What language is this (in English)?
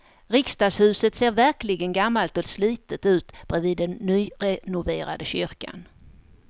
Swedish